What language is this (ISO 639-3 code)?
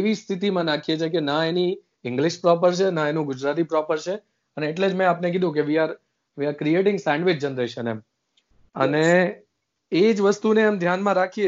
guj